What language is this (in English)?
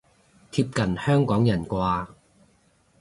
Cantonese